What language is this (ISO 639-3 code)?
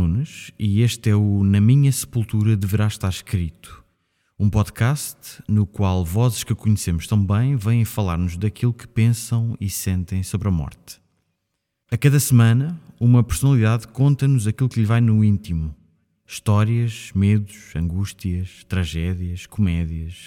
por